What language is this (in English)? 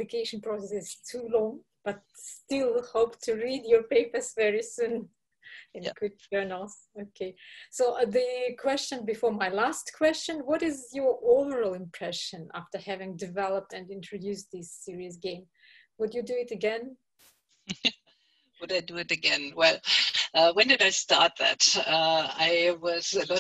English